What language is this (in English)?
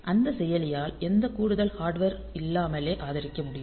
Tamil